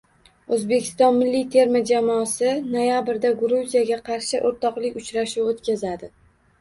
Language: Uzbek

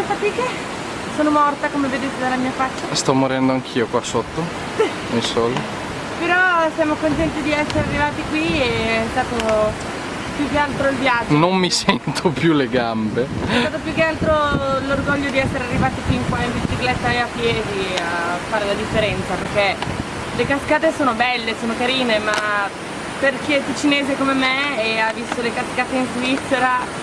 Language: Italian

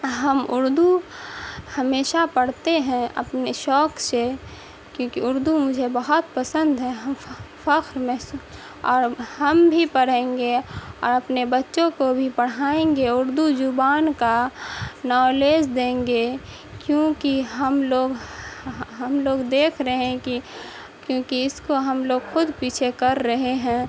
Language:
Urdu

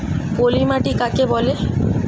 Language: Bangla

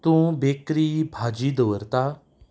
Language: Konkani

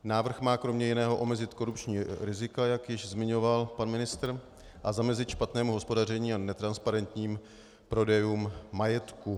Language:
Czech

